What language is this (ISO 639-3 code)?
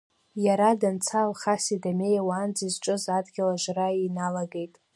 abk